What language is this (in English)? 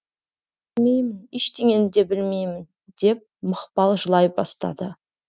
Kazakh